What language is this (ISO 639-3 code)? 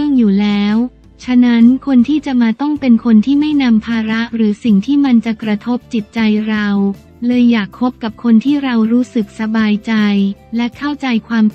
tha